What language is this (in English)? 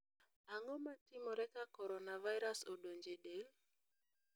Luo (Kenya and Tanzania)